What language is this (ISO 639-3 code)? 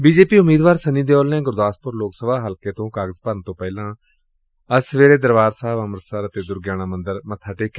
pan